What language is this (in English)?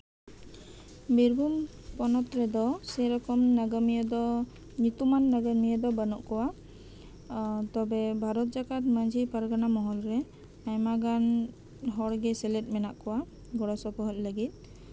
Santali